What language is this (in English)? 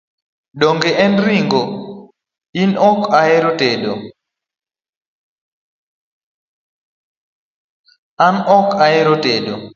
Luo (Kenya and Tanzania)